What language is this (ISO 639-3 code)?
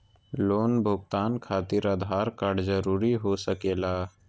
mag